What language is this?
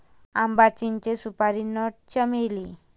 Marathi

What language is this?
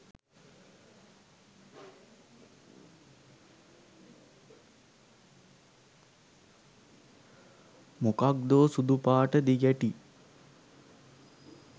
Sinhala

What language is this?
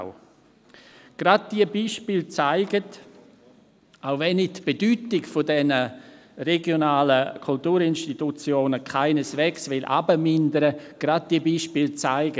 Swiss German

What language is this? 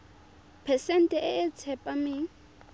Tswana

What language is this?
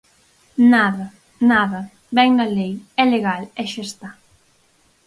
Galician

